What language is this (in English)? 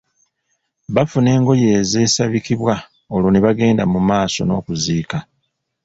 Ganda